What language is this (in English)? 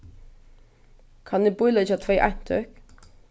Faroese